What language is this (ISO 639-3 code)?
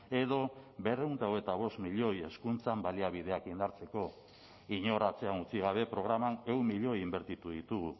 eus